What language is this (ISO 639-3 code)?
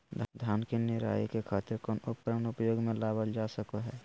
mag